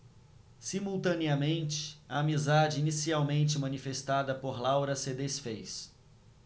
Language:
Portuguese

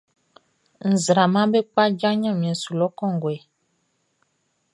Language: Baoulé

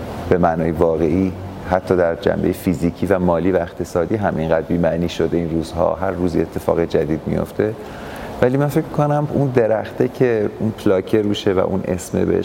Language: Persian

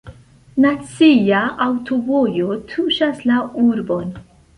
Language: Esperanto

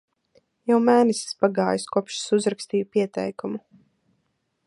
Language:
Latvian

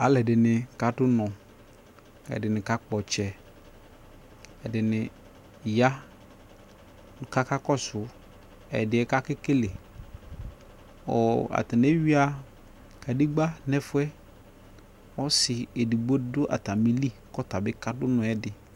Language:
Ikposo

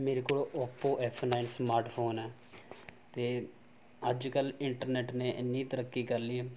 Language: Punjabi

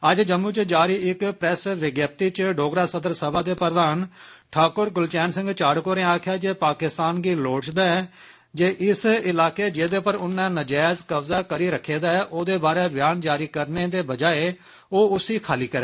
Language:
Dogri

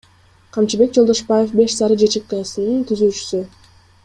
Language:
Kyrgyz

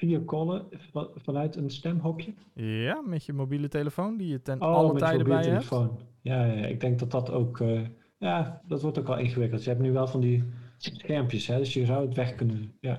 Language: Dutch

